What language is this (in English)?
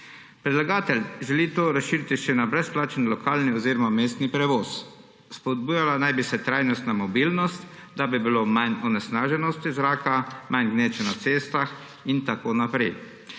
Slovenian